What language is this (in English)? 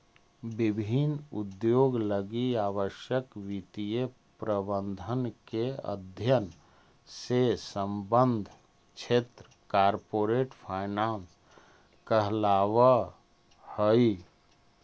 Magahi